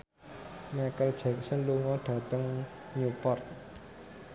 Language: Javanese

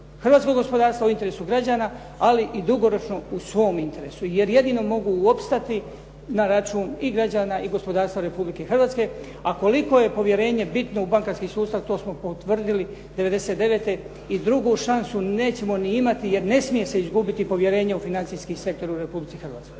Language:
Croatian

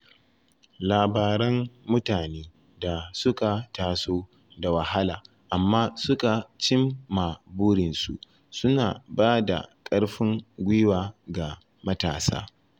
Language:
Hausa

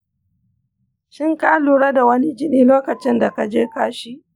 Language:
Hausa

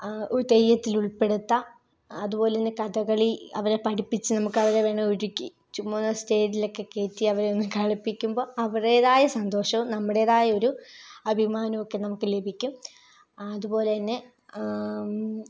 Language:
Malayalam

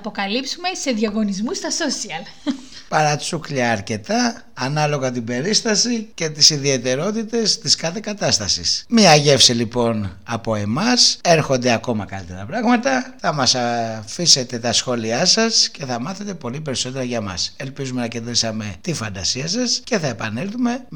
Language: Greek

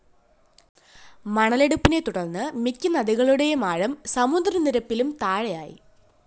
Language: Malayalam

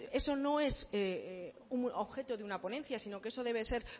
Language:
Spanish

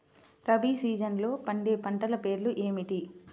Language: Telugu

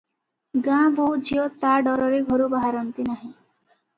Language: Odia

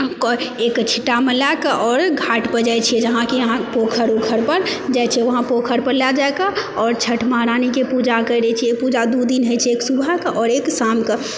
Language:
Maithili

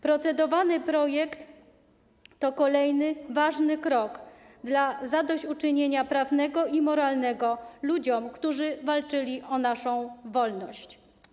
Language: Polish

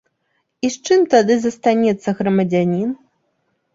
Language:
Belarusian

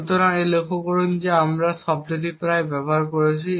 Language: Bangla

